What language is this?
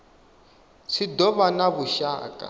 Venda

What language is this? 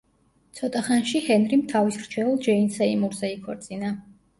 Georgian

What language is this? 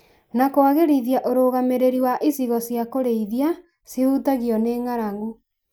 Kikuyu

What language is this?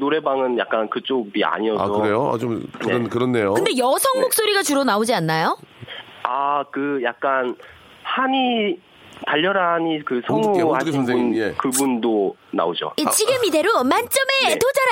Korean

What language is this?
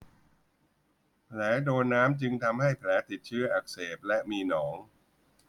Thai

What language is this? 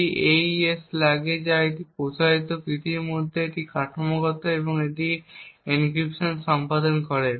Bangla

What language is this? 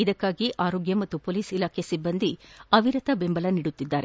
Kannada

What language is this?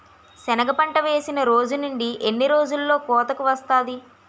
Telugu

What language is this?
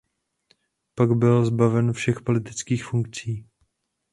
Czech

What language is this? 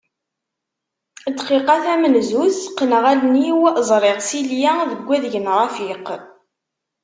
Kabyle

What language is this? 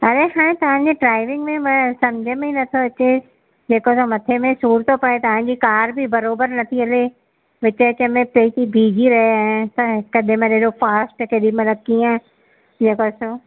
Sindhi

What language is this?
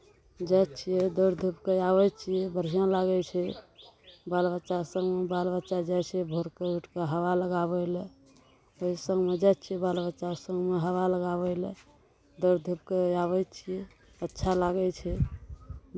Maithili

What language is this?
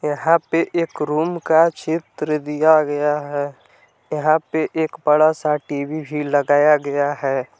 Hindi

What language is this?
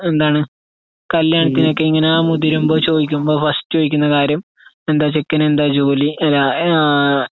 Malayalam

